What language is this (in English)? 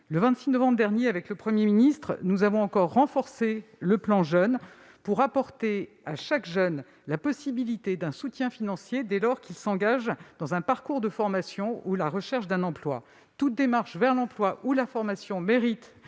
French